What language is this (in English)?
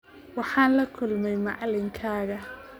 Somali